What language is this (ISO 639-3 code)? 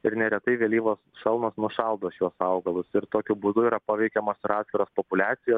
lit